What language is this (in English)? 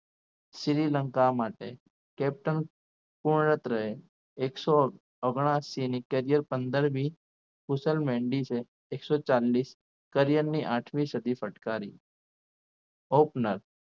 Gujarati